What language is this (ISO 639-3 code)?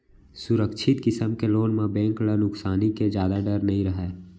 hne